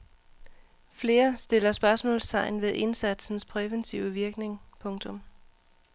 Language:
Danish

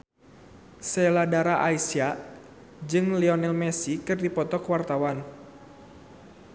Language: Sundanese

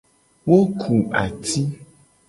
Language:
Gen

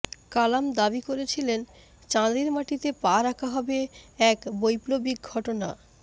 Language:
Bangla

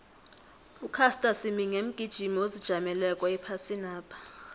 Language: South Ndebele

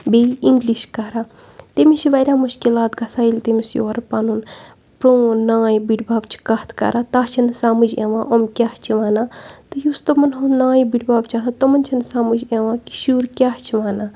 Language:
Kashmiri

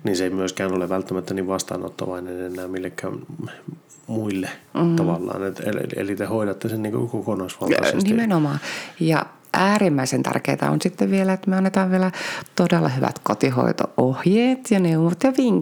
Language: Finnish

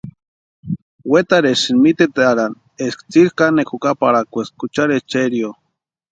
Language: Western Highland Purepecha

